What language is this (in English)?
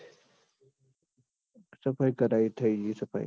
Gujarati